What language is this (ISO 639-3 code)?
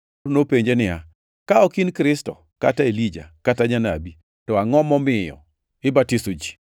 luo